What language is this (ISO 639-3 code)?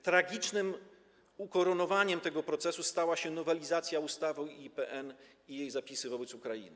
pol